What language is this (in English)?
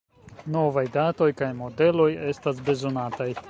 Esperanto